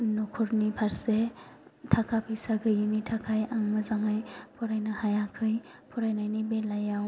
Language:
Bodo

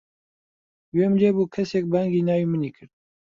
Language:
Central Kurdish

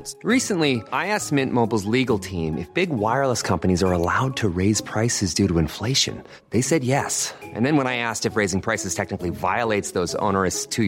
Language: Filipino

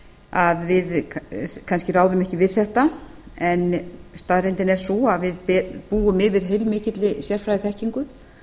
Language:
Icelandic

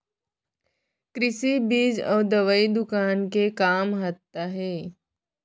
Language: Chhattisgarhi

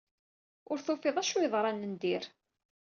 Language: Kabyle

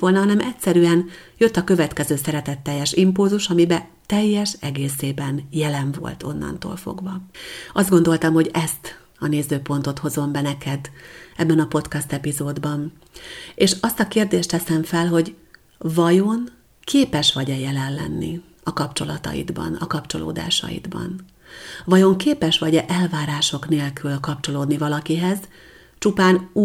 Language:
Hungarian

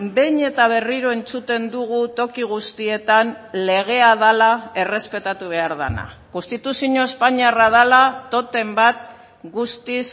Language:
Basque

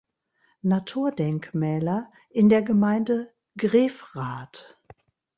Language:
German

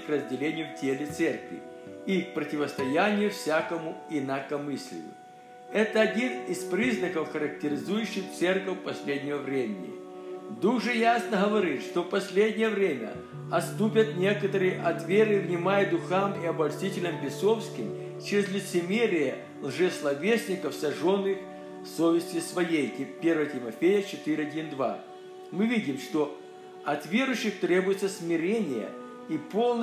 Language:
Russian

